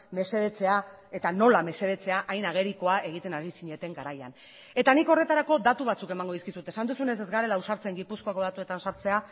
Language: Basque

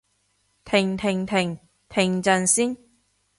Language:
Cantonese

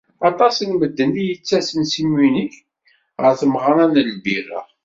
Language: Kabyle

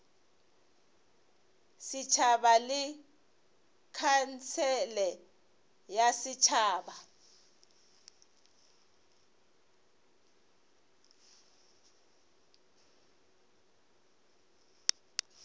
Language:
Northern Sotho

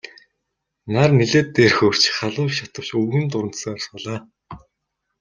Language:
Mongolian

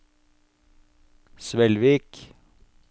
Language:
Norwegian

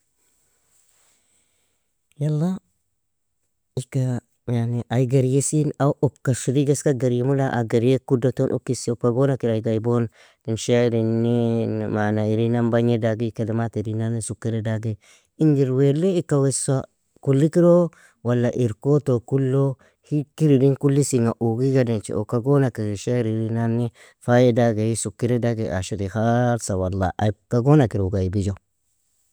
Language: Nobiin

